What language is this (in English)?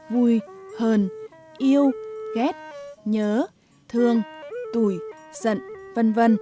Vietnamese